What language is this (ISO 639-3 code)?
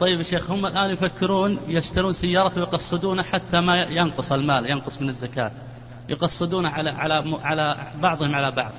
ara